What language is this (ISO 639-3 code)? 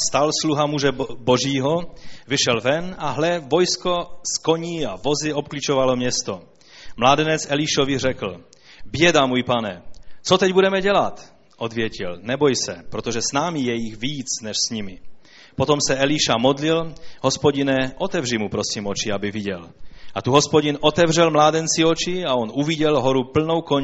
ces